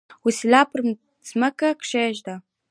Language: Pashto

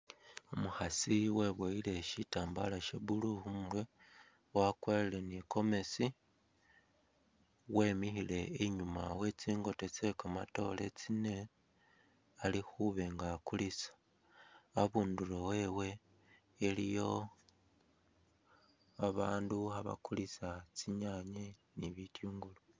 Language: Masaaba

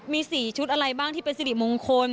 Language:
Thai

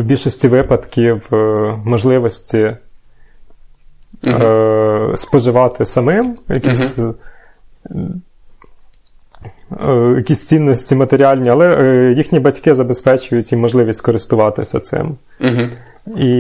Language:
Ukrainian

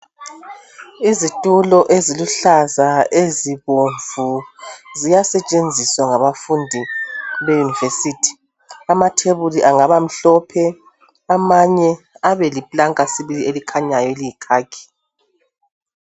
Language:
North Ndebele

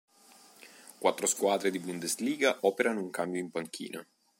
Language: Italian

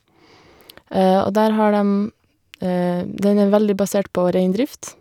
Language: Norwegian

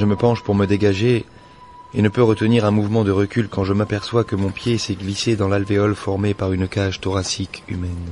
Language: French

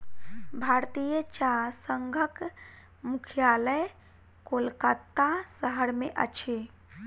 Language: Maithili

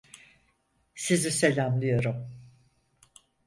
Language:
Turkish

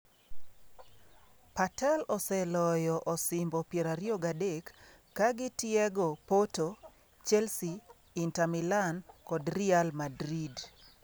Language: Luo (Kenya and Tanzania)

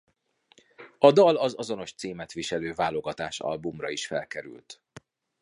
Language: Hungarian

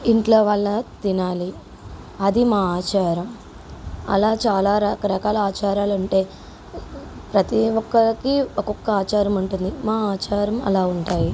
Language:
Telugu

